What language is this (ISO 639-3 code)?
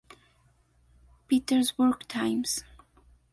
spa